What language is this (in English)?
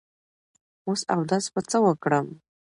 Pashto